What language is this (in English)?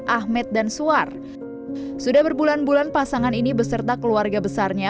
Indonesian